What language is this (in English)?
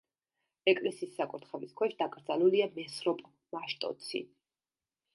Georgian